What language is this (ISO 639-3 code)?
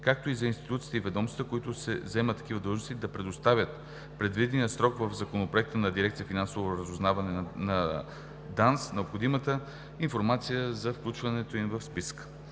bul